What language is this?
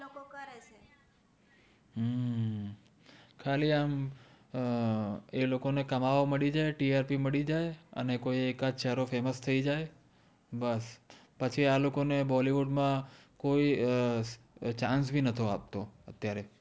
Gujarati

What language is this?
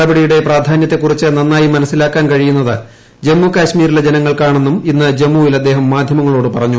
Malayalam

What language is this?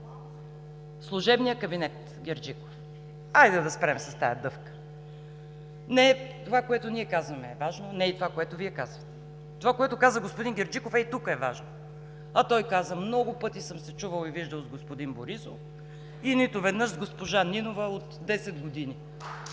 Bulgarian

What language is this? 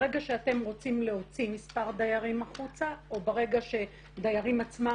Hebrew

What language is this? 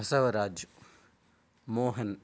Sanskrit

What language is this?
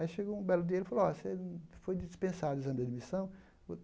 Portuguese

